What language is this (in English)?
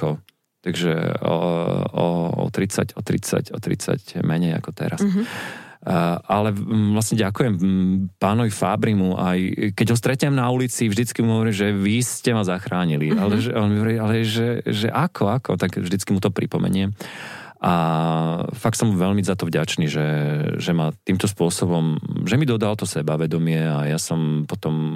Slovak